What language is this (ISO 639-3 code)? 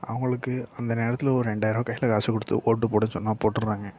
tam